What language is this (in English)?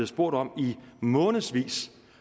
Danish